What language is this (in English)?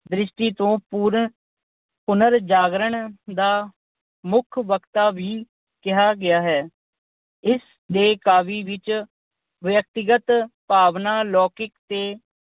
Punjabi